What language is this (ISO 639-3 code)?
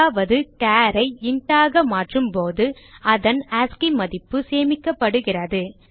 tam